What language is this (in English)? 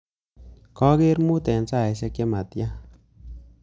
Kalenjin